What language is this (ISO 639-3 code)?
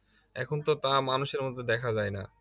ben